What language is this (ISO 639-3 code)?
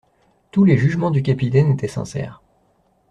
fra